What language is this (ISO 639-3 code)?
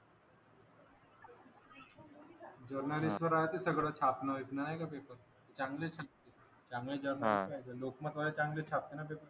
mar